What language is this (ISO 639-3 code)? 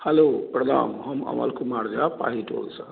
mai